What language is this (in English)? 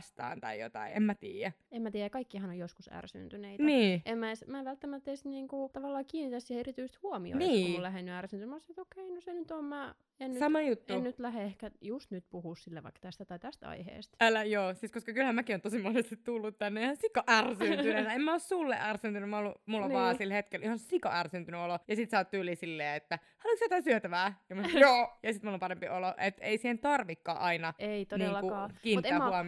Finnish